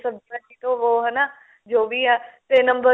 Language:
Punjabi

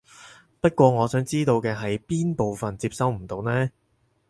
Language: Cantonese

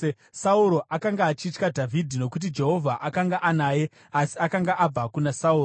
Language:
Shona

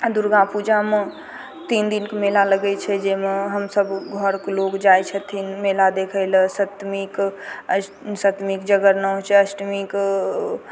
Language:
Maithili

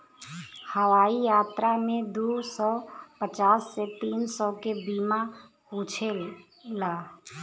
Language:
Bhojpuri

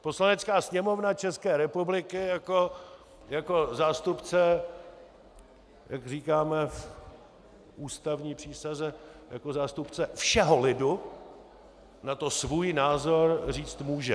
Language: Czech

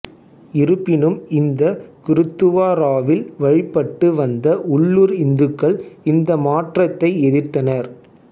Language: Tamil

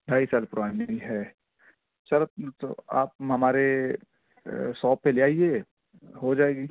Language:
Urdu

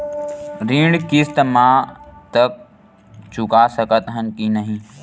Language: Chhattisgarhi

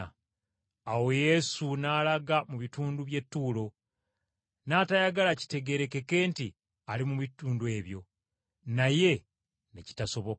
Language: Ganda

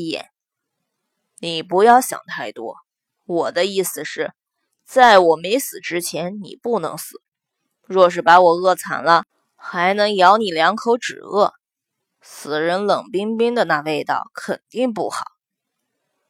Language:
Chinese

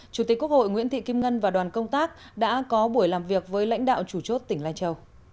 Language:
Vietnamese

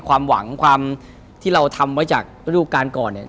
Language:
Thai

